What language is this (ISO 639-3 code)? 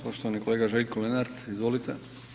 hrv